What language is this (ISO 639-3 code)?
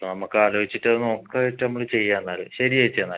mal